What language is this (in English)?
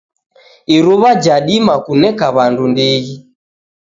Taita